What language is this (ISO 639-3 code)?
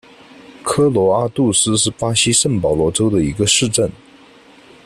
zho